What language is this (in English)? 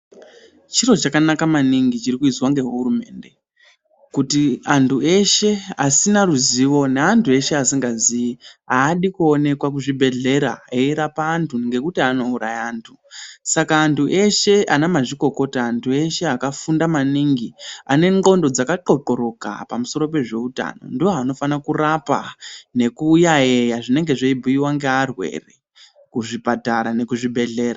Ndau